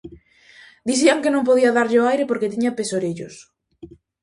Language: Galician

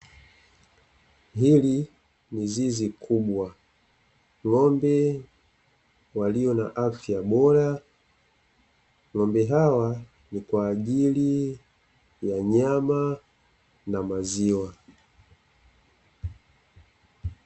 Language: Swahili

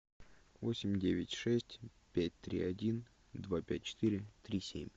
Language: Russian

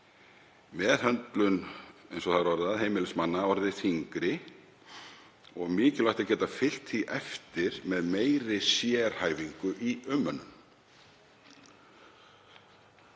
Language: Icelandic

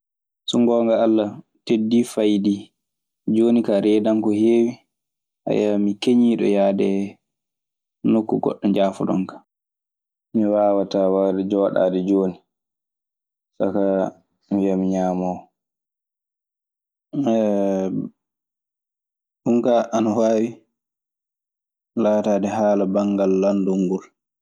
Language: Maasina Fulfulde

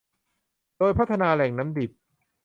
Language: Thai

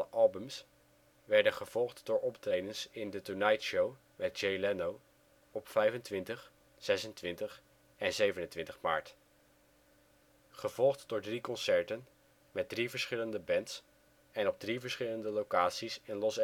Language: Dutch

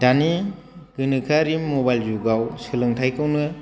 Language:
Bodo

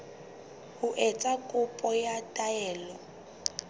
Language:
Southern Sotho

